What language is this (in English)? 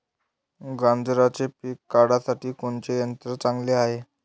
Marathi